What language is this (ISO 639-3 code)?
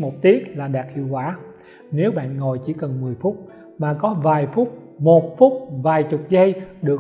vie